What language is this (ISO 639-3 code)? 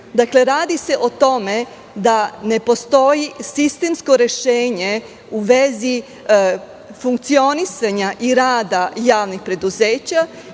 srp